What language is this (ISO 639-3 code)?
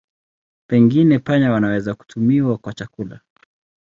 swa